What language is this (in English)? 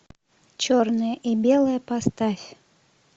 Russian